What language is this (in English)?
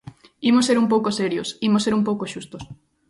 Galician